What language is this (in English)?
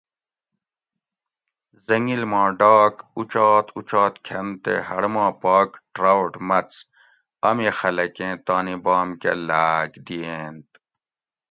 Gawri